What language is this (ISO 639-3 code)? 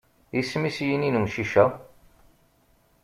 kab